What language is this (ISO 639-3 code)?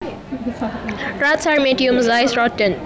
jav